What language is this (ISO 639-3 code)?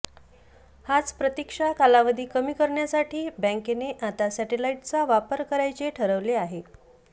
mar